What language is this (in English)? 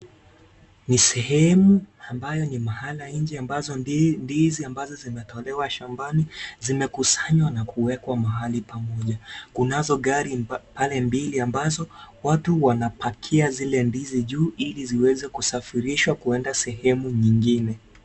Swahili